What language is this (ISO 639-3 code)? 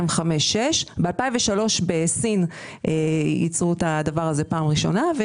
heb